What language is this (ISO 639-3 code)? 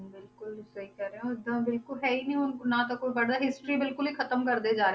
pan